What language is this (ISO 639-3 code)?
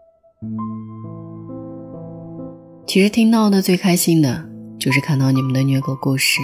zho